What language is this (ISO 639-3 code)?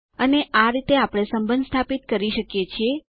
guj